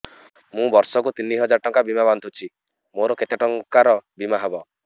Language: Odia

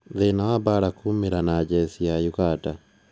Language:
Kikuyu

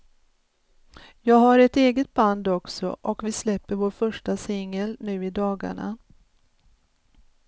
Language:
Swedish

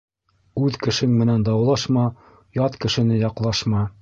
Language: Bashkir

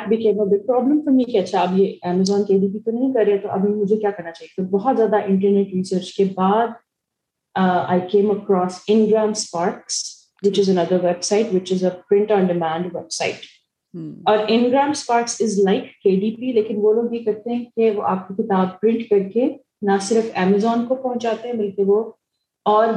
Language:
Urdu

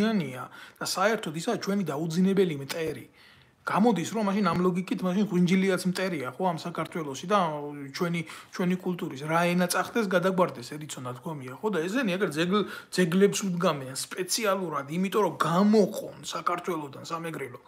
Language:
Romanian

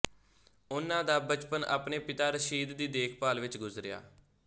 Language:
Punjabi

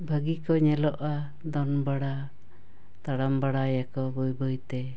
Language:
Santali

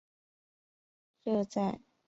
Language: Chinese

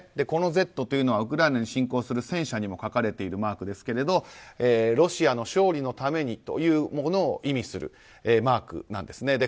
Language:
Japanese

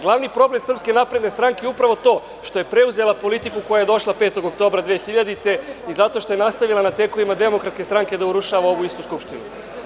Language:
Serbian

